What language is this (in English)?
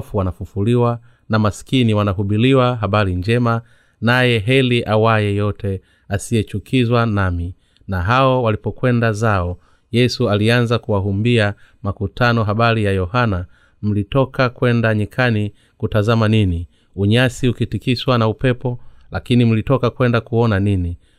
Swahili